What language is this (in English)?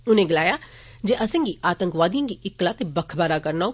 Dogri